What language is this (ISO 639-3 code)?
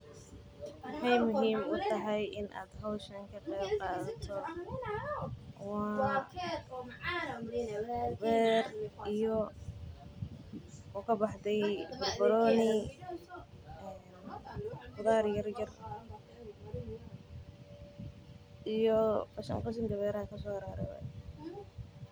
som